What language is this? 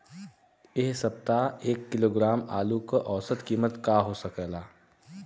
Bhojpuri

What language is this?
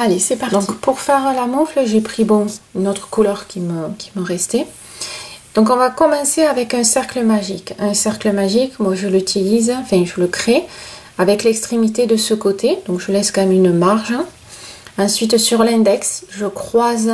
French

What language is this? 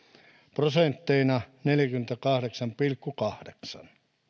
Finnish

